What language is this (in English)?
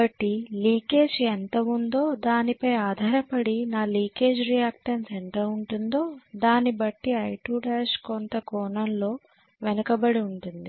Telugu